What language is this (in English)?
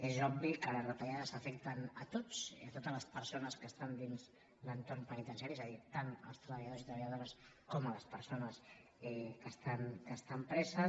Catalan